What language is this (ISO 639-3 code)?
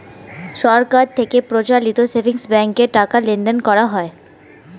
ben